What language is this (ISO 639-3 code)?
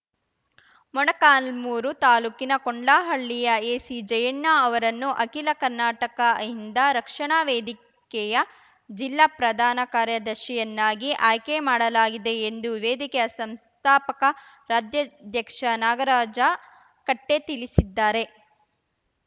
kan